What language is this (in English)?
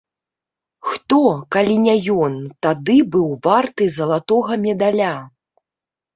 Belarusian